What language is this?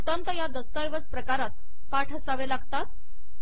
Marathi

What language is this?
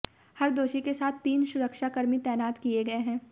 Hindi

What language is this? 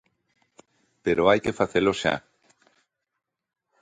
Galician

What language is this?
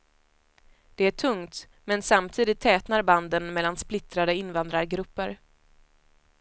Swedish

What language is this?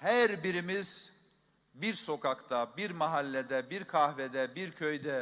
Turkish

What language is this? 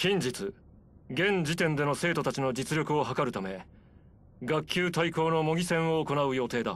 Japanese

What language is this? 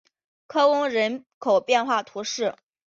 Chinese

